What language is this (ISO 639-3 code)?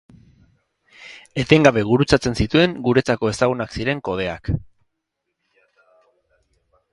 eus